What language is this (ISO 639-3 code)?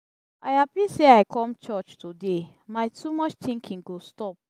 pcm